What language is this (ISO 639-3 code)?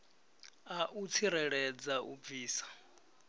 ven